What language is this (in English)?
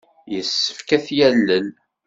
Kabyle